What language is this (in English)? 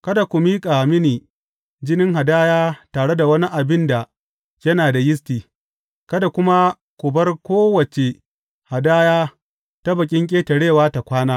Hausa